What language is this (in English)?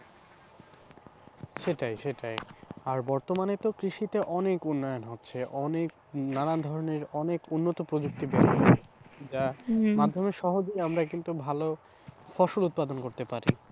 Bangla